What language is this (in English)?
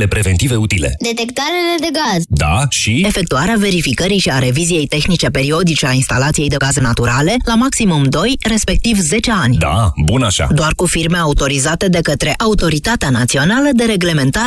Romanian